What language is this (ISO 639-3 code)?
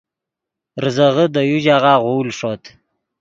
ydg